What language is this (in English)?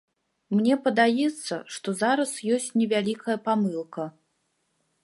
Belarusian